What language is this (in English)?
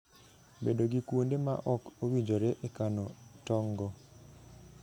Luo (Kenya and Tanzania)